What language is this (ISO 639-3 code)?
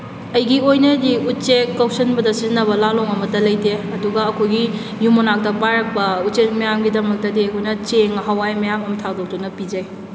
mni